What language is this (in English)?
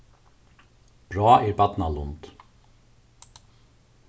Faroese